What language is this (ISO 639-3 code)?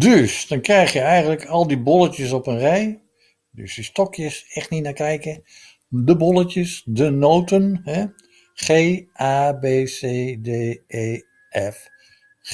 nld